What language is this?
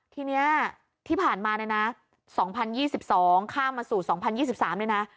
Thai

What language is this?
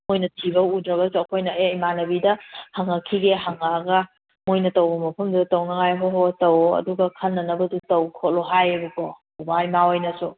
Manipuri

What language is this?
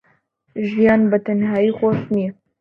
Central Kurdish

